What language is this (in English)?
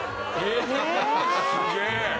Japanese